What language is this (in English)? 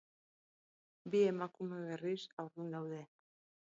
Basque